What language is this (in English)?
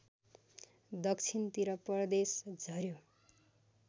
Nepali